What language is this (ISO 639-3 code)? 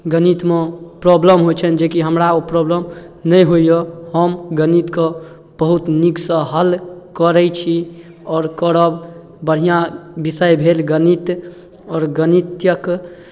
mai